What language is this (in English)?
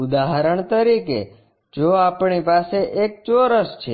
Gujarati